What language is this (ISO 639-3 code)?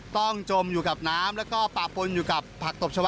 tha